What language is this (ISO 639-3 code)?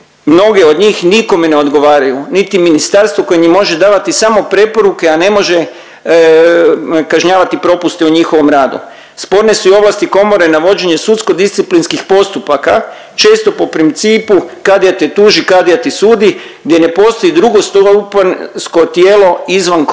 hrv